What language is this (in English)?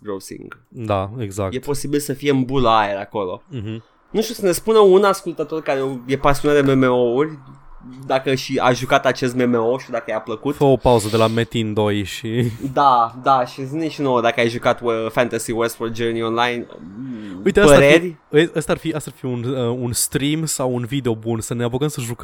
Romanian